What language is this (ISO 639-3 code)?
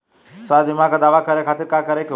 bho